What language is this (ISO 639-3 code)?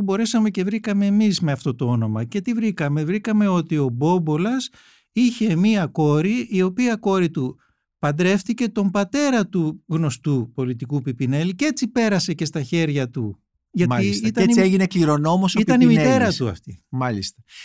ell